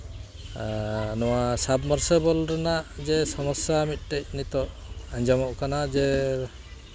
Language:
Santali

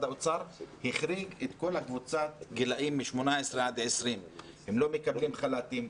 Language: Hebrew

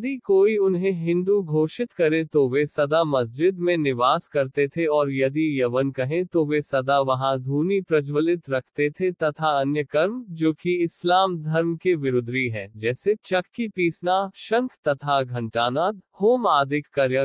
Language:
Hindi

